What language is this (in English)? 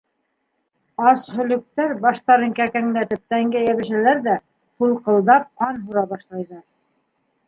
Bashkir